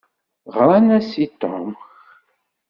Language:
Kabyle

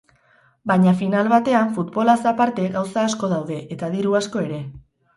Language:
Basque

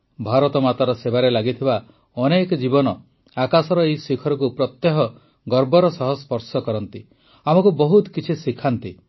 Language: Odia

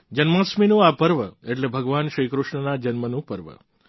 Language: Gujarati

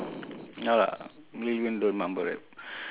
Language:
English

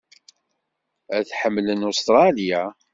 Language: Kabyle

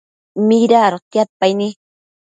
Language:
Matsés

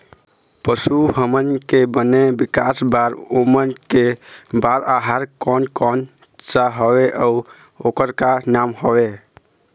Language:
Chhattisgarhi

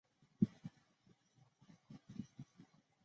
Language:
Chinese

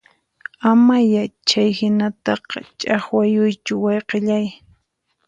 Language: Puno Quechua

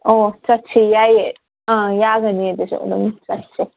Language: Manipuri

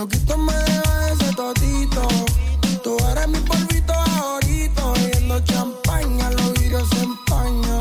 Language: Spanish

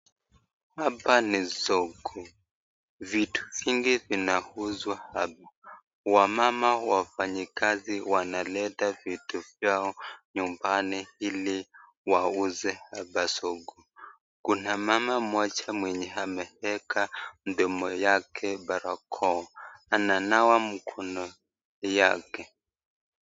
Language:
Swahili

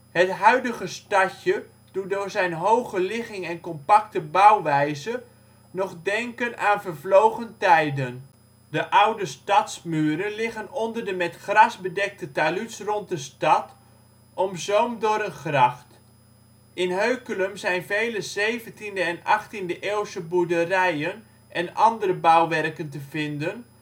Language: Dutch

